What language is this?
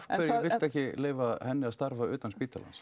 Icelandic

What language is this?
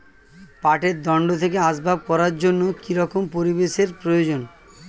Bangla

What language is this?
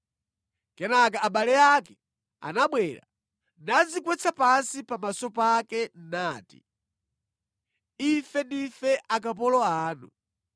Nyanja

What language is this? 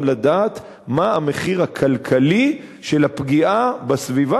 Hebrew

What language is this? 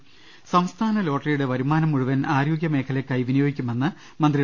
Malayalam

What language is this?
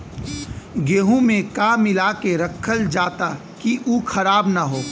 Bhojpuri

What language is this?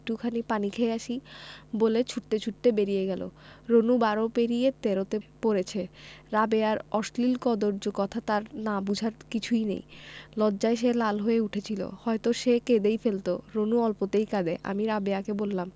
Bangla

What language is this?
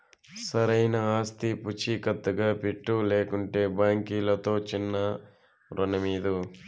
Telugu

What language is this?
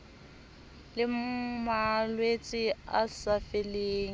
Southern Sotho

